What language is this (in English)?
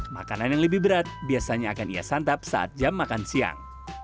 Indonesian